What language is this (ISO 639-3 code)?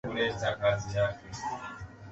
swa